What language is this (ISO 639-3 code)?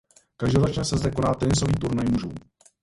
ces